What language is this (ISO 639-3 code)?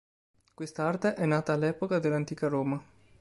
ita